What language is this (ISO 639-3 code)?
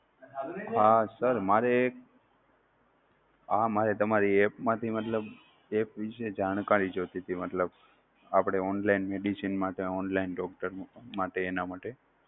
guj